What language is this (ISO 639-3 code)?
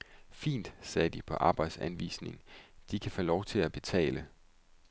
dan